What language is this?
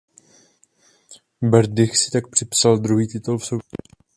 Czech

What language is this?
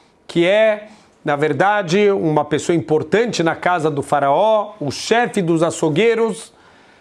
Portuguese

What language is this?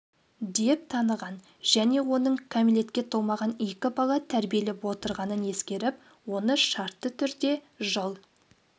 Kazakh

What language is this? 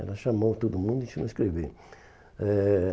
Portuguese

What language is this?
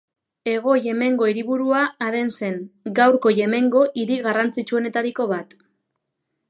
Basque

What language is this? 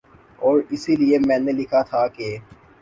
Urdu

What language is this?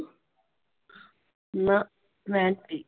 Punjabi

